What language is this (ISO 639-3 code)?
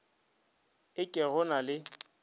nso